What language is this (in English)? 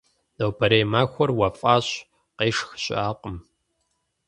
Kabardian